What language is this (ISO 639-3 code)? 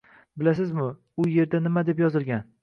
uzb